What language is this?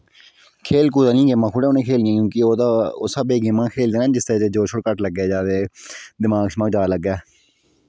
Dogri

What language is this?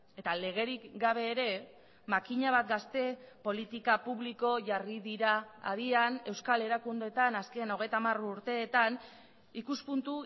Basque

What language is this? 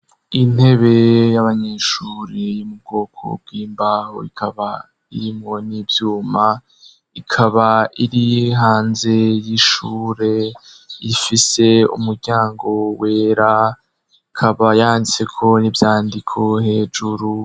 Rundi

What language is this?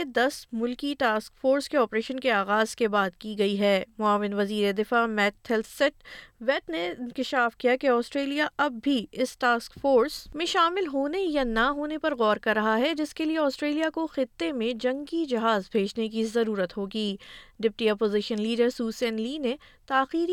Urdu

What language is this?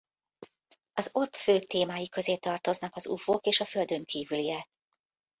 Hungarian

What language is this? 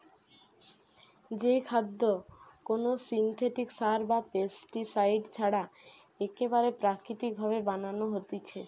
Bangla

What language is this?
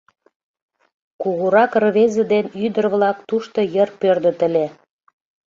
Mari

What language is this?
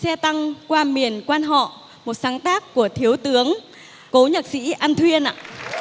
Vietnamese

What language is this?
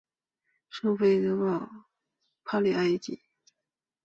Chinese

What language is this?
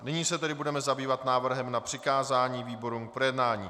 Czech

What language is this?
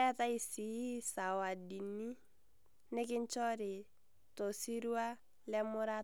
Masai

